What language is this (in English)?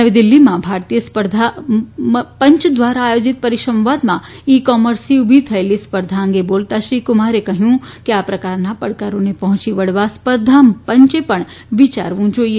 Gujarati